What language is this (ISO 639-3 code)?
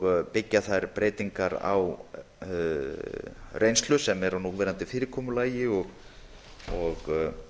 isl